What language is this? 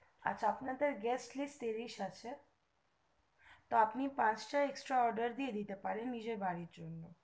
Bangla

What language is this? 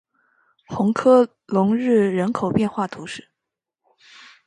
Chinese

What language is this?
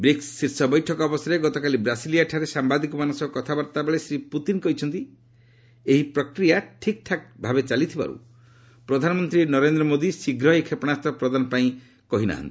Odia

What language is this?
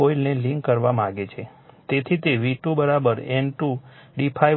Gujarati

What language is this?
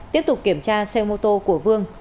Vietnamese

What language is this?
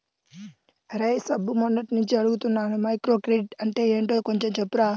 Telugu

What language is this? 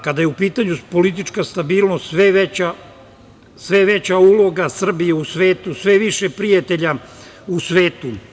Serbian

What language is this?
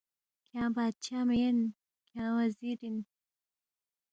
Balti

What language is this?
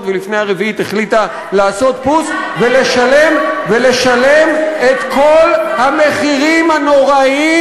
Hebrew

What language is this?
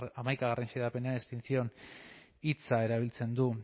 Basque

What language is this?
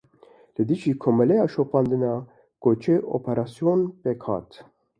Kurdish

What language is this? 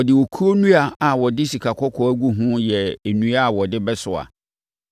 Akan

